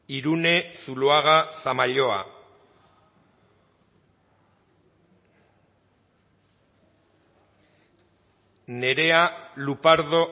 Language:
Basque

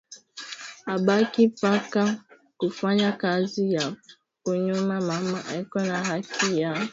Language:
Swahili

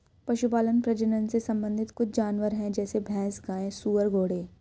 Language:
Hindi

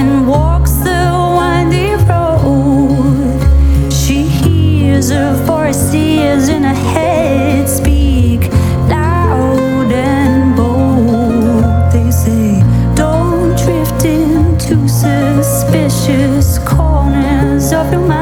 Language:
Persian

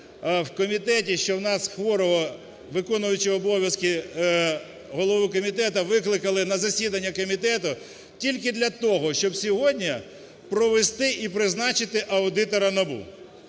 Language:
Ukrainian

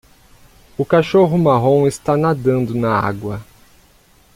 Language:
Portuguese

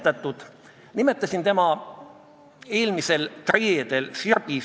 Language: Estonian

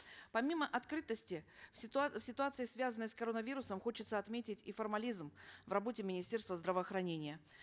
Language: Kazakh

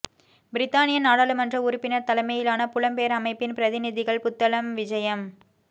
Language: Tamil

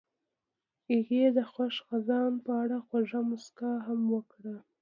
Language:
Pashto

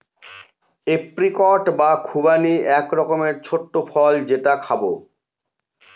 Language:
Bangla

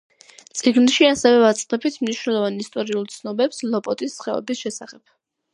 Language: Georgian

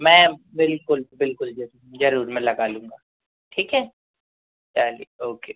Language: Hindi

